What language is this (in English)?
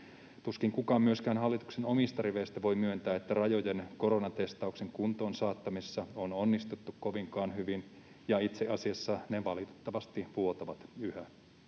Finnish